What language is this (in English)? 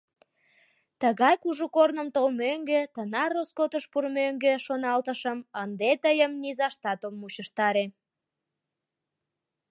Mari